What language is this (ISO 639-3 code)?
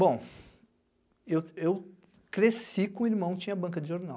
por